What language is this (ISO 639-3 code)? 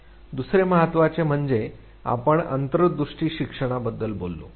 mar